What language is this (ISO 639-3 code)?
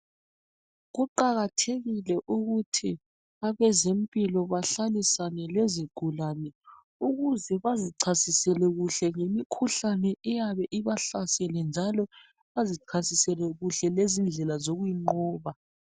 nde